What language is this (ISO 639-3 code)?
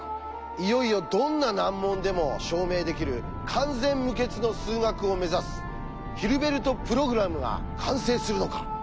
jpn